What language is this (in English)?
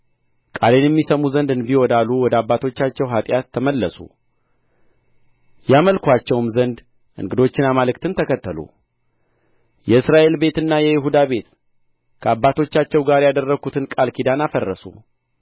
Amharic